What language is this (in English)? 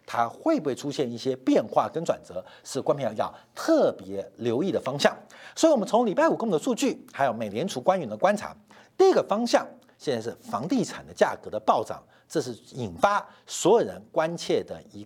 Chinese